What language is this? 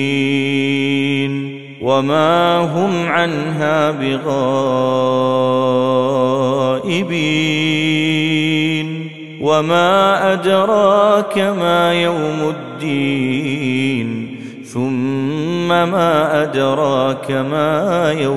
Arabic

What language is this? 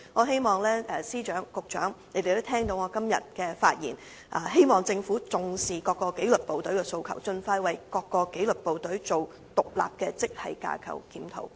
Cantonese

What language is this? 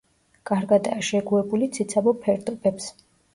Georgian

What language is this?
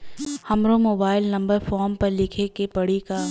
Bhojpuri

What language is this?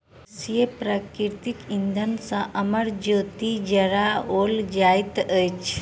Maithili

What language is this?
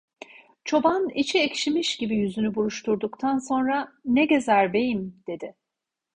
Turkish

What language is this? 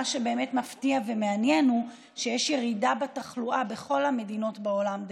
Hebrew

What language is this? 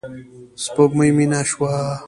Pashto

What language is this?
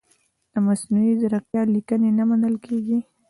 Pashto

